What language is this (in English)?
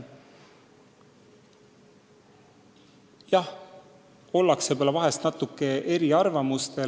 Estonian